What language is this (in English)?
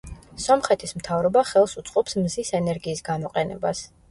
Georgian